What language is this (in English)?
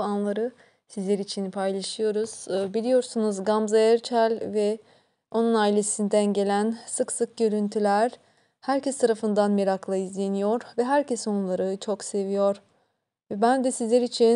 Turkish